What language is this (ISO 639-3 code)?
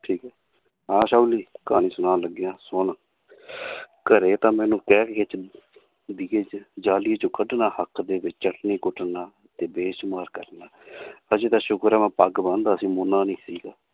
pan